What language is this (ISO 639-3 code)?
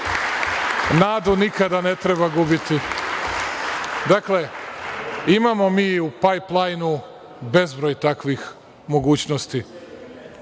srp